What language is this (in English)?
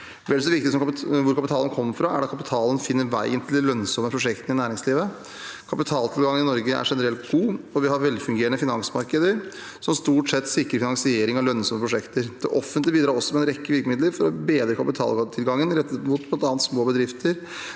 Norwegian